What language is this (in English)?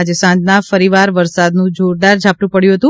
Gujarati